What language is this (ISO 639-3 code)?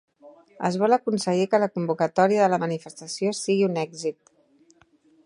cat